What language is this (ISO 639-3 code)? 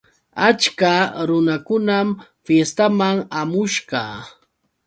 qux